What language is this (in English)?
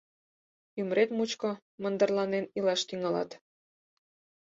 Mari